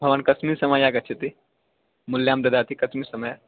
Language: Sanskrit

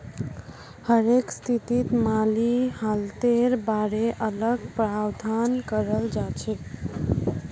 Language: Magahi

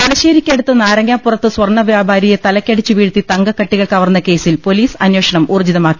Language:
Malayalam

